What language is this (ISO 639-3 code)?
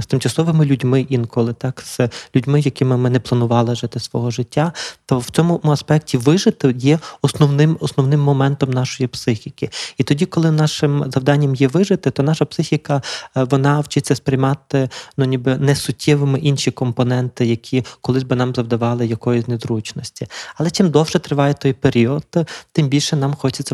ukr